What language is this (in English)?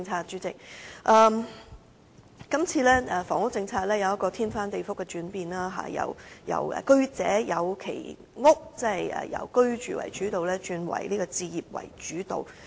Cantonese